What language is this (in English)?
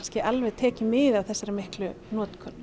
Icelandic